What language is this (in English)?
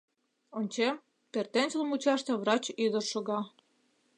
Mari